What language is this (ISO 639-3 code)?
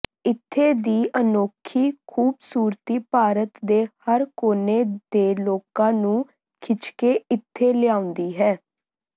pan